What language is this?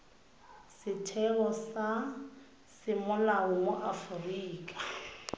Tswana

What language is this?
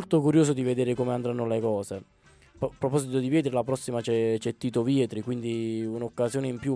Italian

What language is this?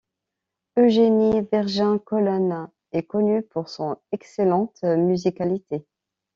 French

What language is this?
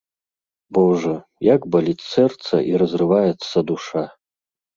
Belarusian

